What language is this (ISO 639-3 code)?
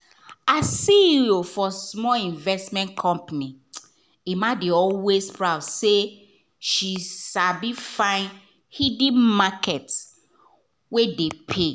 pcm